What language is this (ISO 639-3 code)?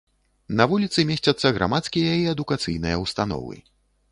bel